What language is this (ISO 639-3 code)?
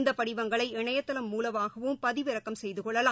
tam